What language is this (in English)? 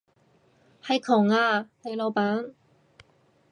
Cantonese